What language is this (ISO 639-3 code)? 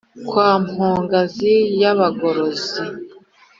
kin